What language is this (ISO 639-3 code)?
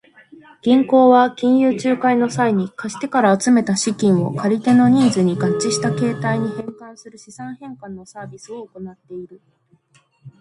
jpn